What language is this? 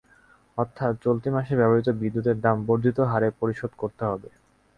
Bangla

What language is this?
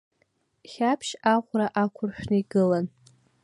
Abkhazian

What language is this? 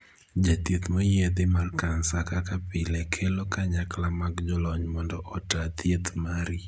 Luo (Kenya and Tanzania)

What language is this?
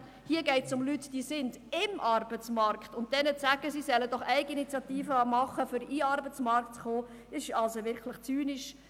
Swiss German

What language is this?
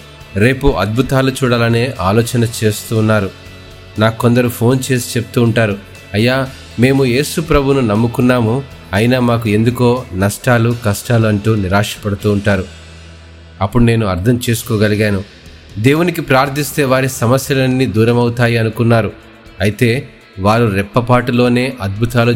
Telugu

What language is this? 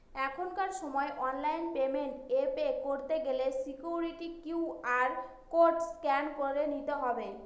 Bangla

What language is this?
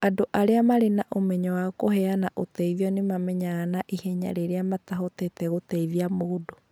Kikuyu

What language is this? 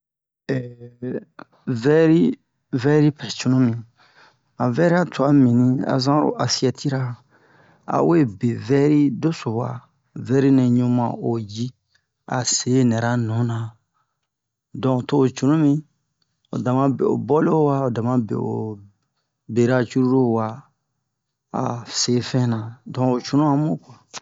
Bomu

